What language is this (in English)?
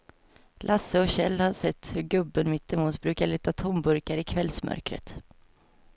Swedish